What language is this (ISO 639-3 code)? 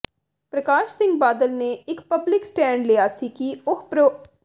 pan